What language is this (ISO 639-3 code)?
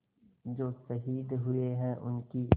hin